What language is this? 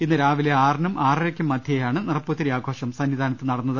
Malayalam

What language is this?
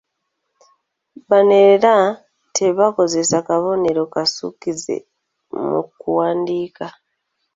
Ganda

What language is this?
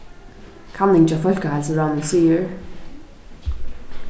Faroese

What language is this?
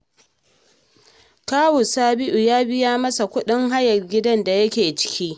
Hausa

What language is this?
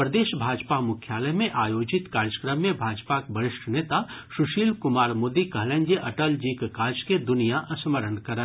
Maithili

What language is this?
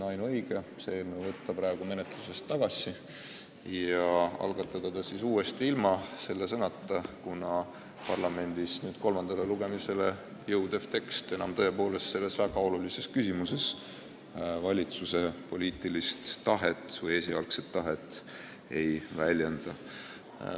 Estonian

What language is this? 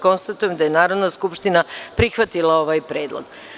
Serbian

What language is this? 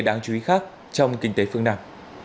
Vietnamese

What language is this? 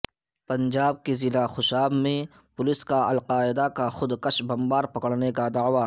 Urdu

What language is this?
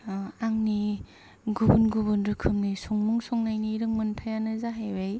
Bodo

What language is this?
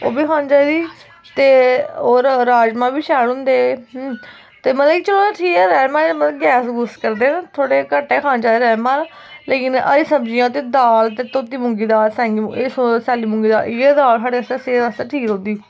Dogri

